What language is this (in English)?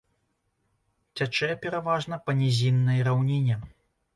Belarusian